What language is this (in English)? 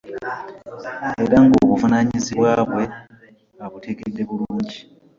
Ganda